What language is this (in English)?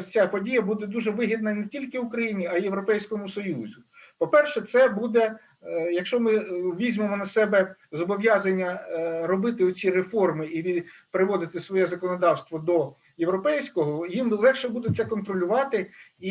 Ukrainian